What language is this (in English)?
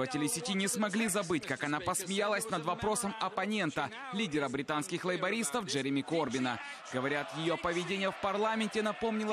Russian